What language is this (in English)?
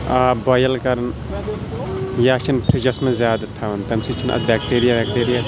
Kashmiri